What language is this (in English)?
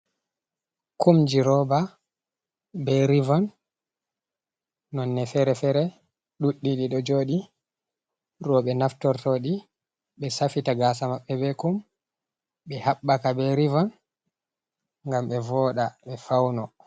Fula